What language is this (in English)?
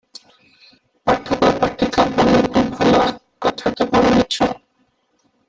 Odia